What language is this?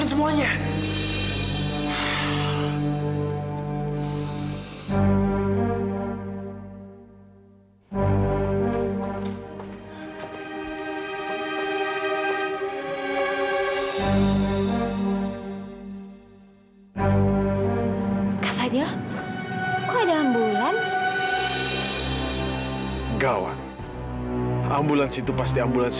Indonesian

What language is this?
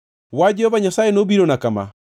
Luo (Kenya and Tanzania)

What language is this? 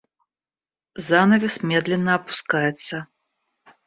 Russian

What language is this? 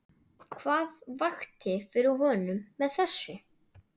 Icelandic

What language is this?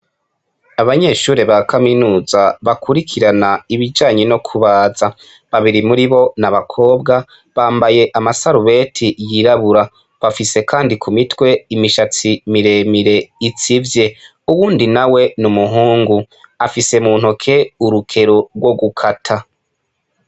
Rundi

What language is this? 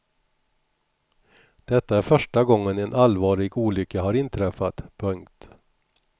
Swedish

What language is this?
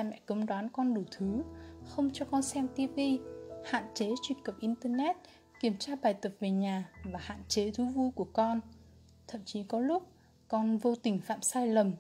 Vietnamese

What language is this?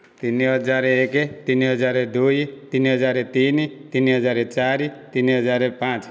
Odia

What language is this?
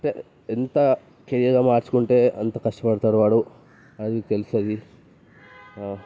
Telugu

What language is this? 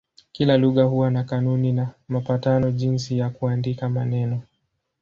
Swahili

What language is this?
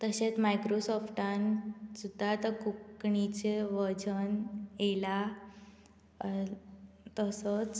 Konkani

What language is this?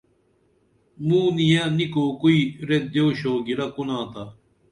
Dameli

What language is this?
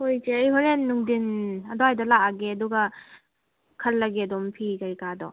Manipuri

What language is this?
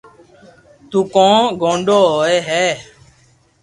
Loarki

